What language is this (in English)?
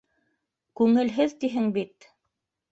Bashkir